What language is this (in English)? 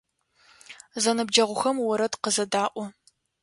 Adyghe